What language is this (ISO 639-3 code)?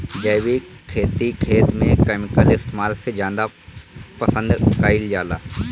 bho